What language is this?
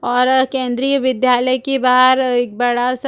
Hindi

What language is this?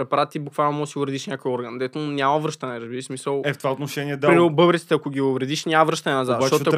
Bulgarian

